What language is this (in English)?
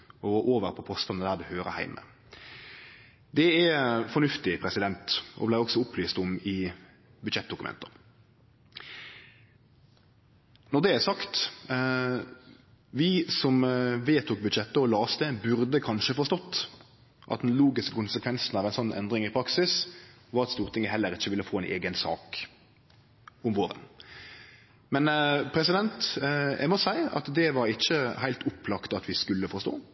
Norwegian Nynorsk